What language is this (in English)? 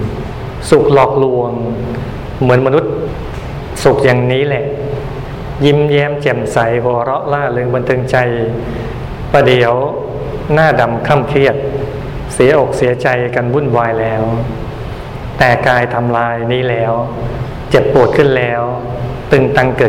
Thai